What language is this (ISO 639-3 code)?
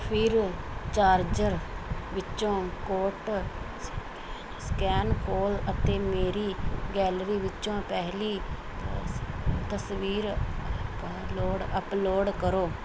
pan